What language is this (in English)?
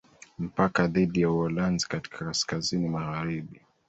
Swahili